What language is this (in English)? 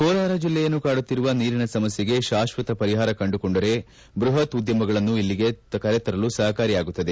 Kannada